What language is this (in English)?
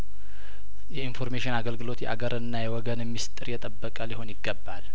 Amharic